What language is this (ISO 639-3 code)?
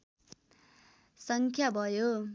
nep